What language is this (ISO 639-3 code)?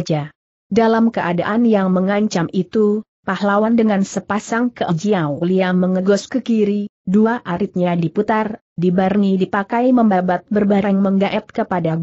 ind